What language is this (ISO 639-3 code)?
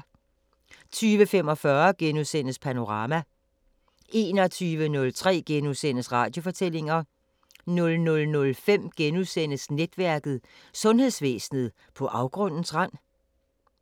dan